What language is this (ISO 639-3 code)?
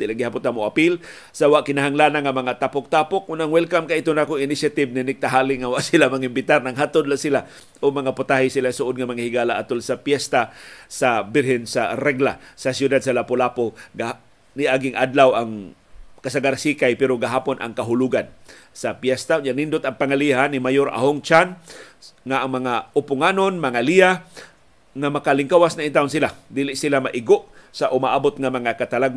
fil